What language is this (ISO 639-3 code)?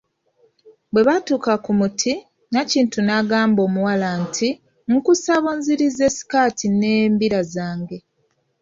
lug